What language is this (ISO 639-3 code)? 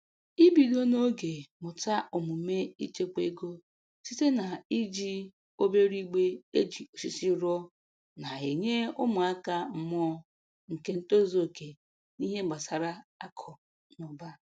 ibo